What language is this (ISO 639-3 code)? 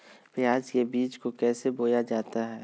mag